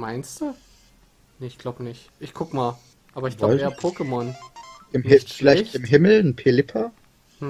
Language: German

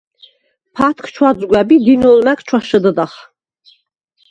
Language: Svan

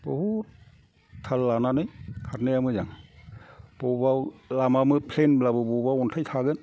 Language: Bodo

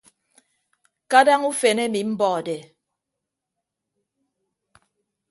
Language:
Ibibio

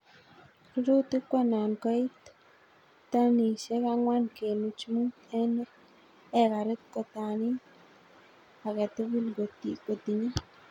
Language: Kalenjin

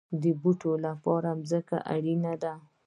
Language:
Pashto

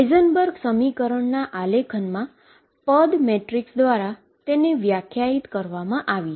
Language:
Gujarati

